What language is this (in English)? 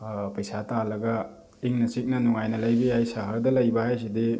Manipuri